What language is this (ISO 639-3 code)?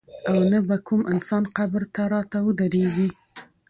pus